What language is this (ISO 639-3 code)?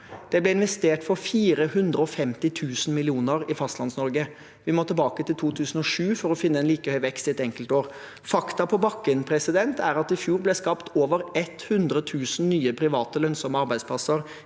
nor